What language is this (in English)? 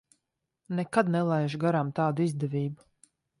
Latvian